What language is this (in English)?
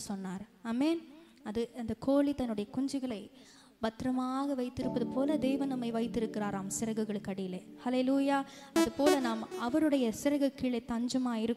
Romanian